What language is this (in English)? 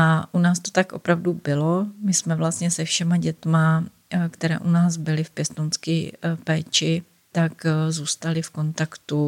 Czech